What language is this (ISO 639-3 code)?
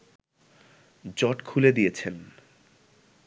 ben